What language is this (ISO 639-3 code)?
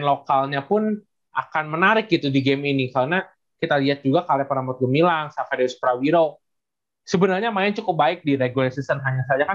ind